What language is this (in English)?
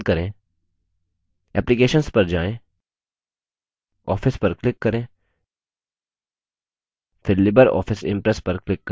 Hindi